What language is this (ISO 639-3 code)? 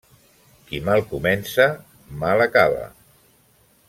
cat